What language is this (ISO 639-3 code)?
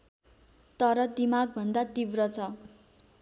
nep